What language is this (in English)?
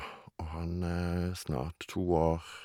Norwegian